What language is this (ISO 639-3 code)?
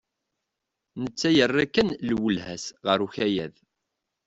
kab